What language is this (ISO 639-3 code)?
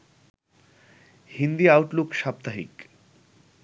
ben